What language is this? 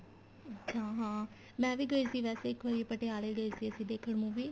Punjabi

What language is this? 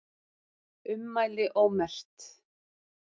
Icelandic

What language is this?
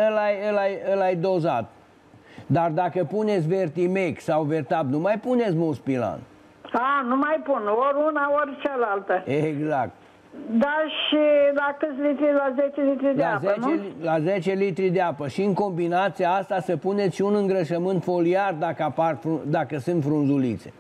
Romanian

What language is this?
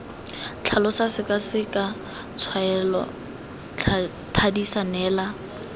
Tswana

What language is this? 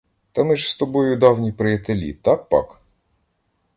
Ukrainian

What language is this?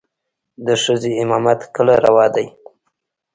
Pashto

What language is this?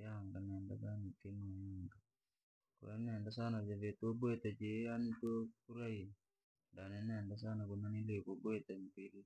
Langi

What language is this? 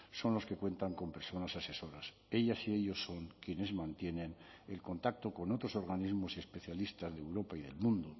Spanish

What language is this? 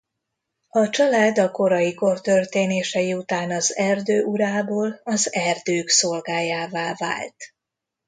Hungarian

